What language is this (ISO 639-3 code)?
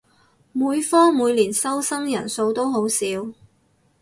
yue